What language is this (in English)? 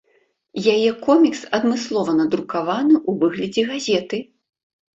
Belarusian